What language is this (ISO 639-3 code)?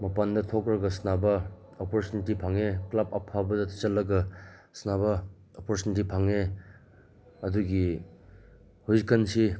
mni